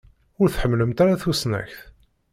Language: Kabyle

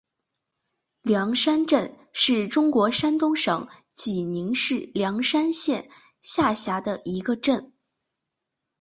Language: Chinese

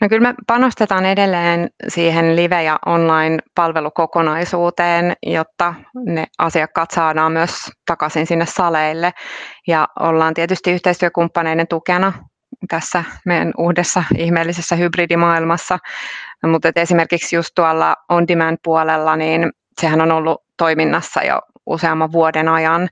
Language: Finnish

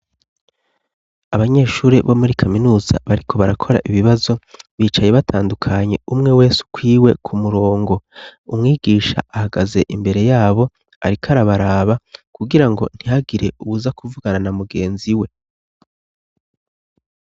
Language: Rundi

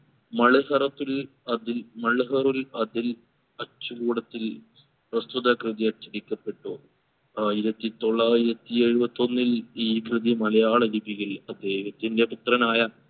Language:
Malayalam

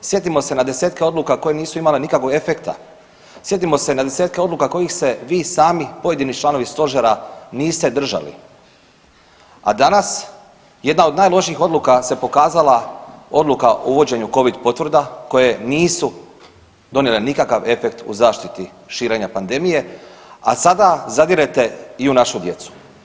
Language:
Croatian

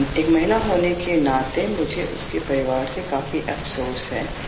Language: Marathi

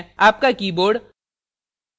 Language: Hindi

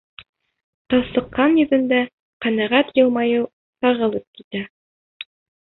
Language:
Bashkir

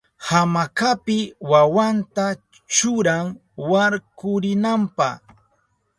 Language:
Southern Pastaza Quechua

